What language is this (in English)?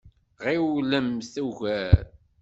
Kabyle